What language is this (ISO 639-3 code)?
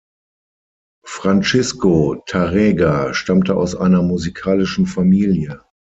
deu